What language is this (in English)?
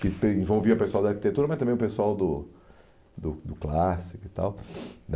Portuguese